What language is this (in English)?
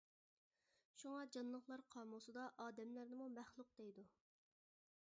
Uyghur